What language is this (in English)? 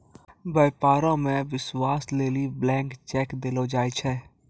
Maithili